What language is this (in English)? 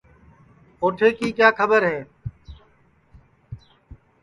Sansi